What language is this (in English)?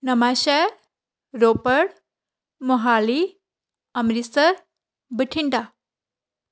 Punjabi